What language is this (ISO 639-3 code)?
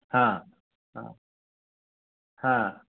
san